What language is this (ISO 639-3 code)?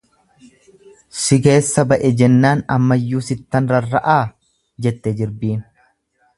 orm